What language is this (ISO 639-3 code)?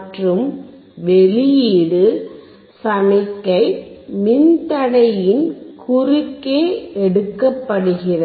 tam